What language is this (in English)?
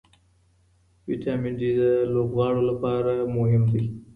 Pashto